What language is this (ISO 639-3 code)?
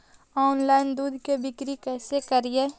mag